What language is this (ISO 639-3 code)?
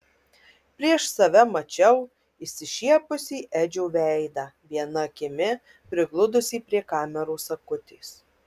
lit